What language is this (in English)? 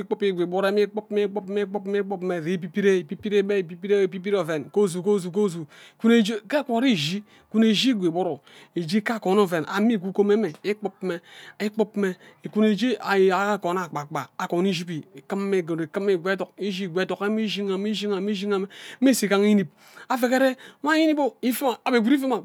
Ubaghara